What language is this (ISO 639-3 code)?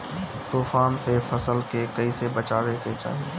bho